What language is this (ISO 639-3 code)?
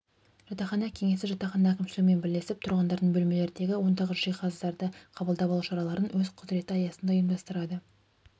kaz